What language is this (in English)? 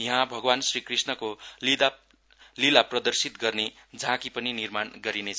Nepali